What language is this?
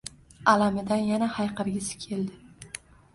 Uzbek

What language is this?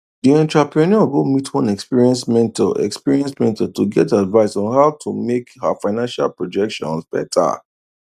Nigerian Pidgin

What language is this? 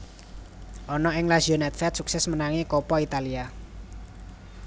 Javanese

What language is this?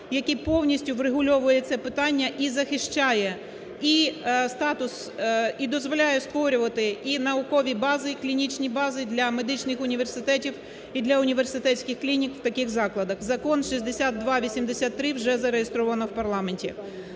Ukrainian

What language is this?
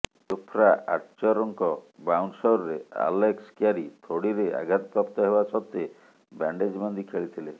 Odia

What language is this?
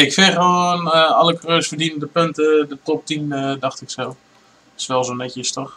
Dutch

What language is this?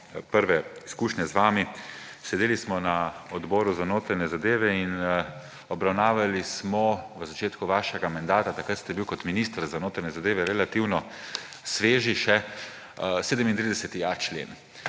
Slovenian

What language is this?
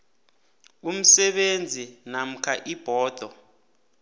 South Ndebele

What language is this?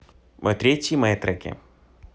Russian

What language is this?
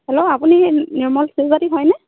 Assamese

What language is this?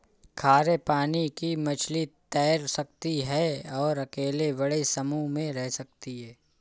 Hindi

